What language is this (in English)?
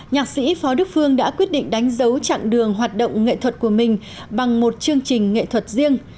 Vietnamese